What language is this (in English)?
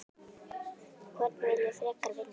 Icelandic